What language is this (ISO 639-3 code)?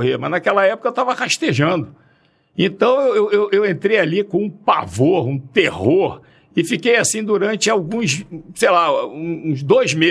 por